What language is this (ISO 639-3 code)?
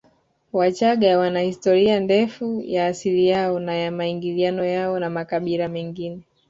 swa